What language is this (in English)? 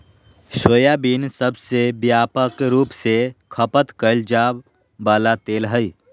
Magahi